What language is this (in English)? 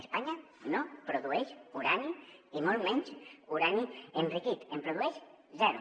Catalan